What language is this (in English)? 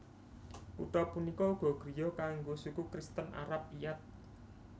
Javanese